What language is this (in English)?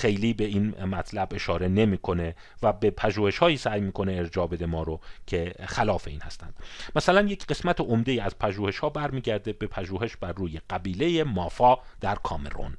Persian